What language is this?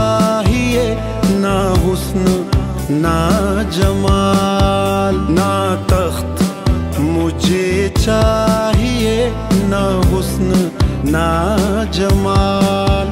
Hindi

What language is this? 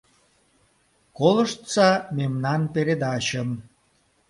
Mari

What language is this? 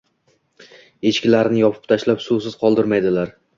Uzbek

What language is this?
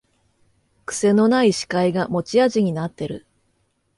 Japanese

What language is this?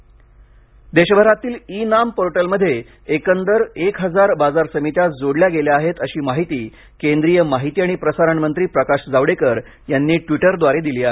Marathi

